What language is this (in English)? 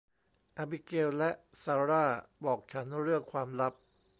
Thai